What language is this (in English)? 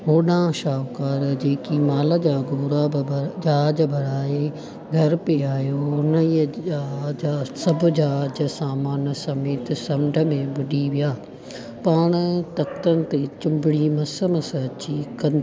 Sindhi